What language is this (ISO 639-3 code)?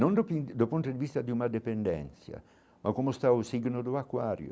por